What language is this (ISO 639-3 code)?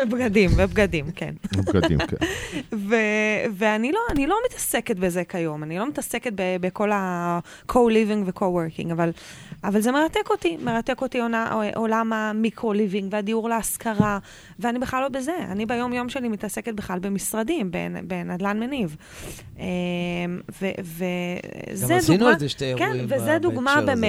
heb